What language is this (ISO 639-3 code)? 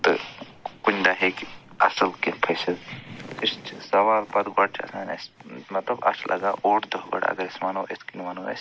kas